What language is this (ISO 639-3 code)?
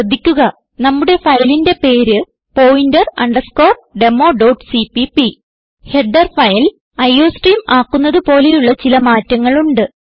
mal